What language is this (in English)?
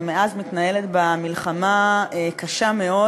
Hebrew